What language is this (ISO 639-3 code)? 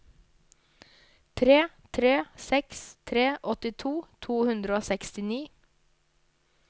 nor